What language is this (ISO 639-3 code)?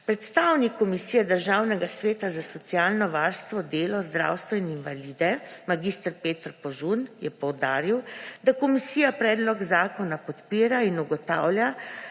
slv